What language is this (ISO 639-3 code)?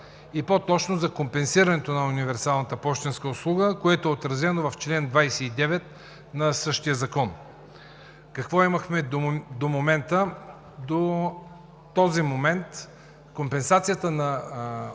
bul